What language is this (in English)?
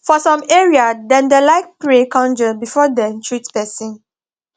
Nigerian Pidgin